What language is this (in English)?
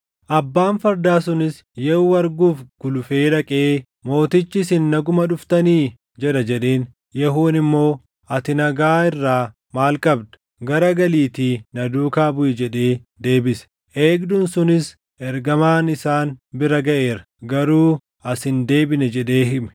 Oromo